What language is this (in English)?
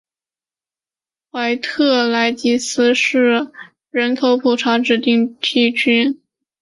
Chinese